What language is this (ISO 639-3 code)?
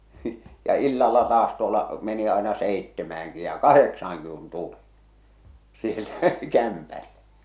fin